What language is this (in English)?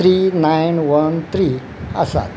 Konkani